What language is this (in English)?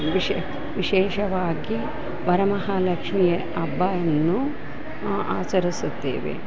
Kannada